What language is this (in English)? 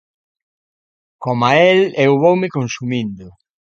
Galician